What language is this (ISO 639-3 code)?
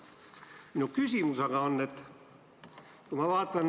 est